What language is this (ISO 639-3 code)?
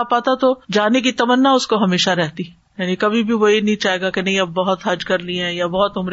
urd